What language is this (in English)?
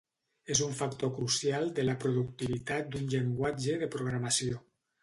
Catalan